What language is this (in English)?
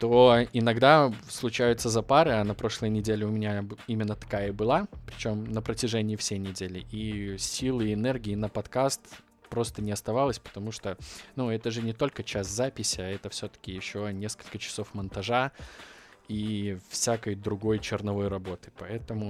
Russian